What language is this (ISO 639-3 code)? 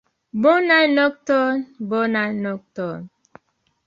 epo